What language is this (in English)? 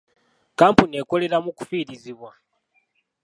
Ganda